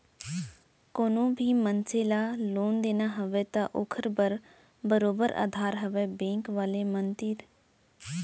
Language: Chhattisgarhi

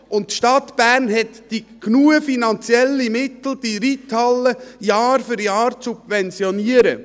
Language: Swiss German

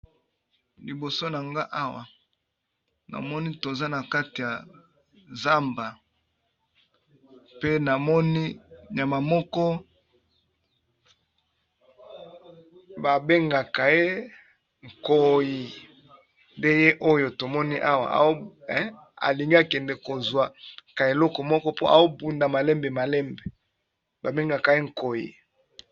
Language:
Lingala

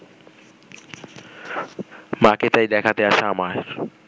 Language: Bangla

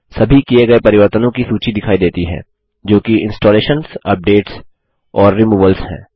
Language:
Hindi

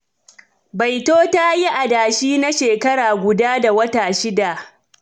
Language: Hausa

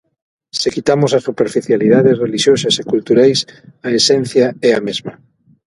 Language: Galician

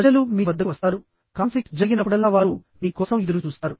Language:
Telugu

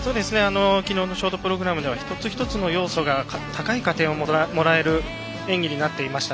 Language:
Japanese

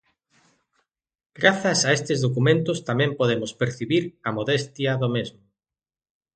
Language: Galician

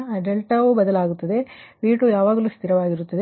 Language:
Kannada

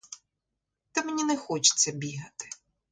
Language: Ukrainian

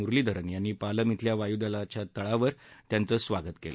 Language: Marathi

